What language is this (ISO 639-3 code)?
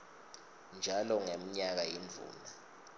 ssw